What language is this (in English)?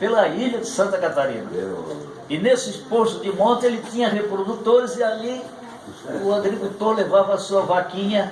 Portuguese